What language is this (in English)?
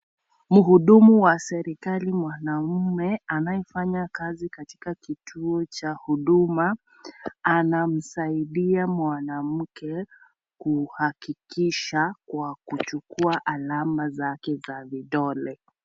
Swahili